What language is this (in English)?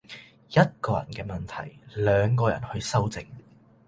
Cantonese